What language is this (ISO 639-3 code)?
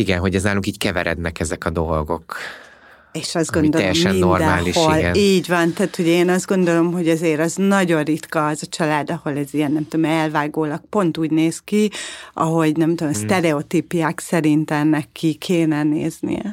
hun